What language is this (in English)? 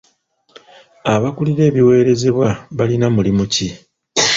Ganda